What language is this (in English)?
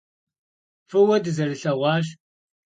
Kabardian